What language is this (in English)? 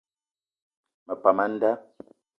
Eton (Cameroon)